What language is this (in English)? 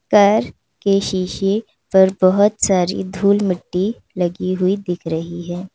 Hindi